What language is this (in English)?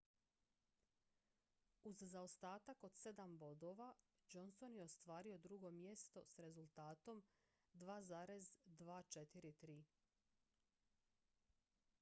Croatian